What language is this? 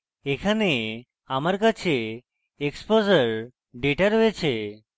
Bangla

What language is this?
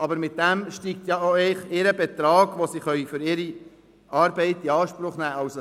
Swiss German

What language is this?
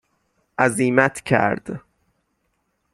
Persian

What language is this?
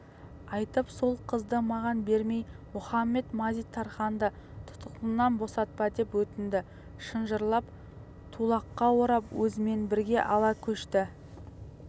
Kazakh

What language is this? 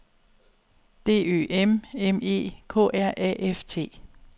Danish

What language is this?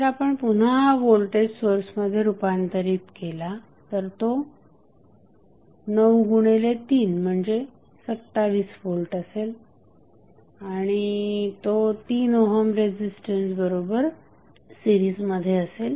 Marathi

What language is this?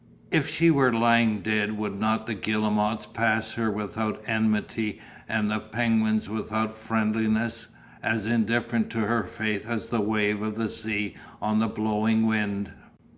English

